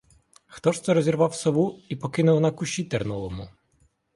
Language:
Ukrainian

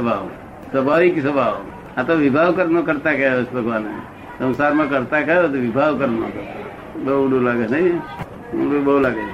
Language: Gujarati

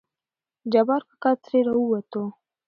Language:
Pashto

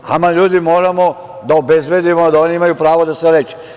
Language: Serbian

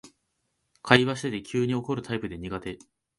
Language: Japanese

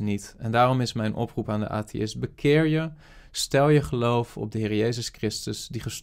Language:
Dutch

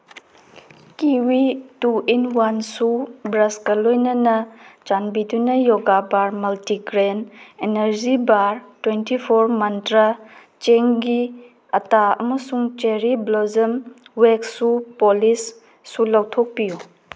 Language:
Manipuri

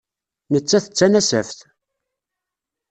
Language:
Kabyle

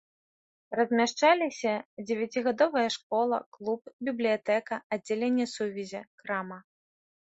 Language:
Belarusian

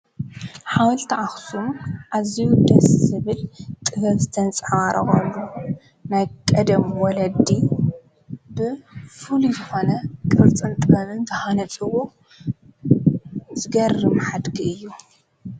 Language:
Tigrinya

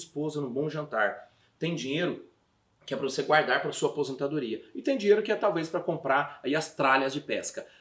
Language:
Portuguese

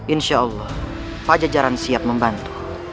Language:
Indonesian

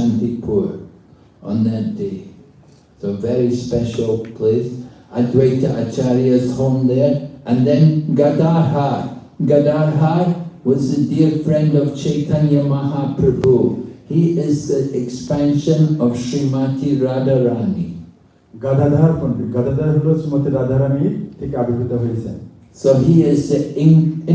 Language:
English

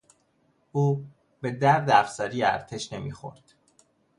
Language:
Persian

